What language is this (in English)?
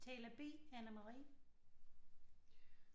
Danish